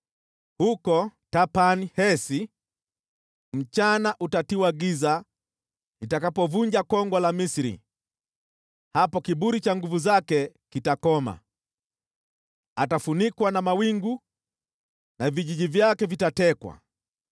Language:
Swahili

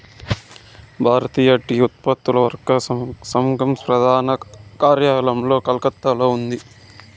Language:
Telugu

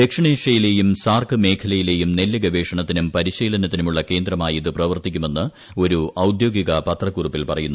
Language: Malayalam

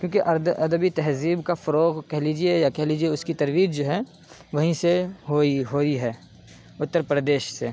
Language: Urdu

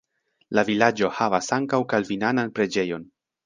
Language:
Esperanto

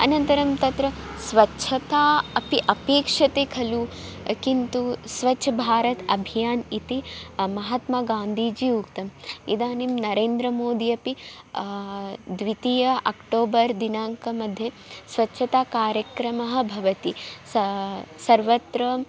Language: Sanskrit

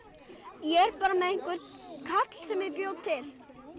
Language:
Icelandic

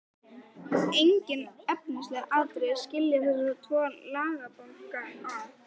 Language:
Icelandic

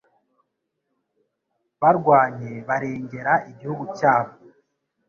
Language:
Kinyarwanda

